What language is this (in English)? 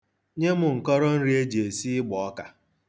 Igbo